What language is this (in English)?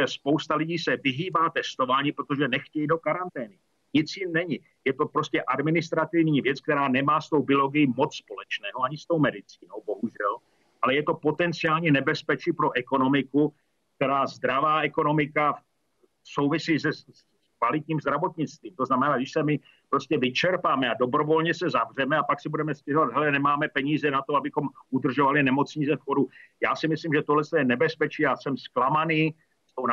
Czech